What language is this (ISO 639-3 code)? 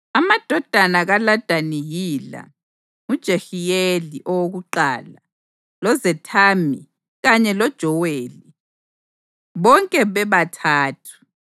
nde